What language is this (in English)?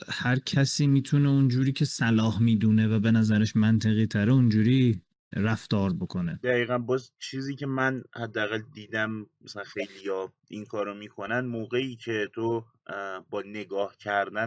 Persian